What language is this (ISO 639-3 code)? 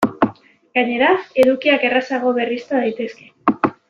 eus